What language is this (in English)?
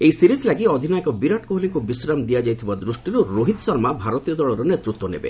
Odia